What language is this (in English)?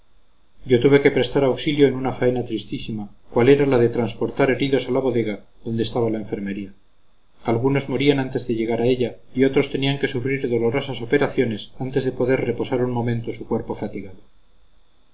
Spanish